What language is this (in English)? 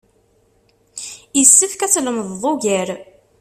Kabyle